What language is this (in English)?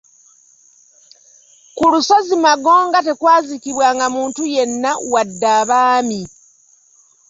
Ganda